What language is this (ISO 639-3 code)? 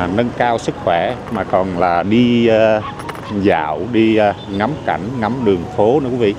vie